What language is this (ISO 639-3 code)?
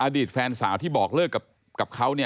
tha